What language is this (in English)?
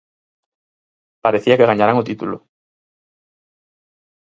Galician